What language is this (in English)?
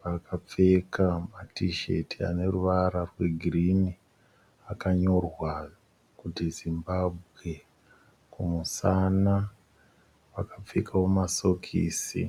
Shona